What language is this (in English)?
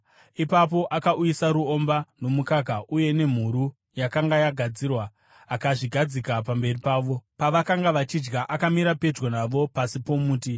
Shona